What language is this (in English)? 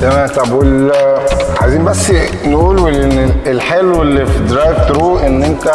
Arabic